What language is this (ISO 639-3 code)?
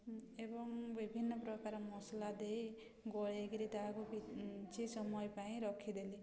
ori